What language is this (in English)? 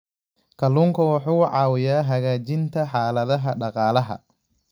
Somali